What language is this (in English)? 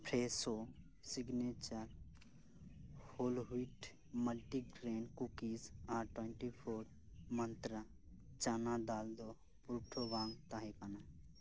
Santali